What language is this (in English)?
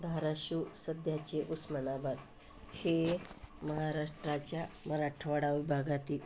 Marathi